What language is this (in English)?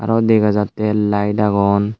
Chakma